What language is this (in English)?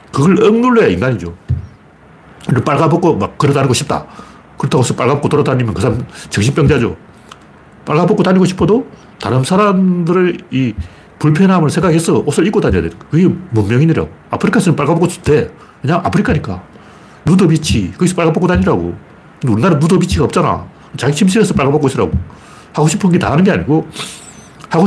Korean